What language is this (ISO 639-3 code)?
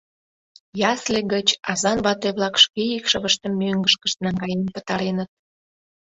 chm